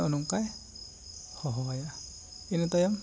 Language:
Santali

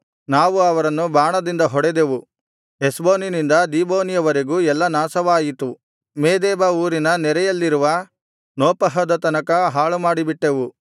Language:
Kannada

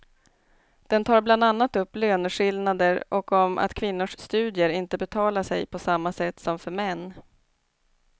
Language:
Swedish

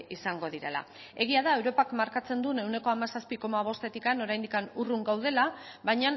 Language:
Basque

